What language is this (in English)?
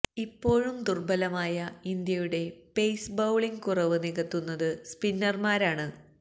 Malayalam